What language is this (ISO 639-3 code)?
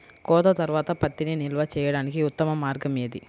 tel